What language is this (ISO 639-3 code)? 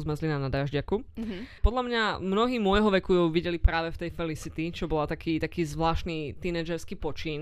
slk